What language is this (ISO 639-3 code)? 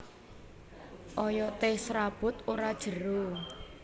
jav